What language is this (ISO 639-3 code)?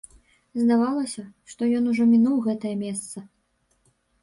bel